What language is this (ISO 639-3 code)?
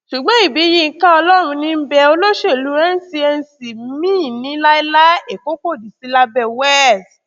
yor